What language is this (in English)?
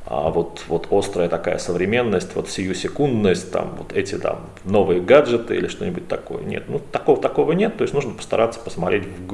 Russian